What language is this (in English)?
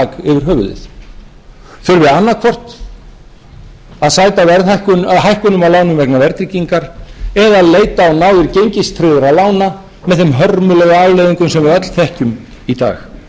Icelandic